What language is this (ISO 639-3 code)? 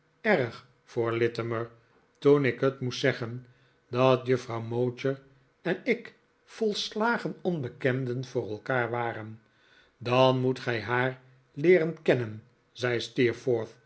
nld